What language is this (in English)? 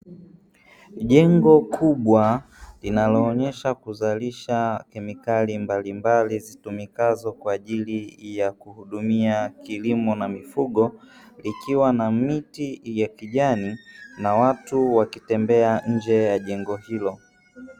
Swahili